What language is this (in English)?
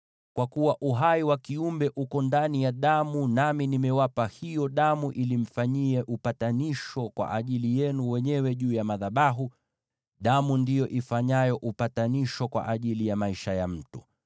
Swahili